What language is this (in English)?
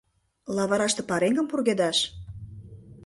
Mari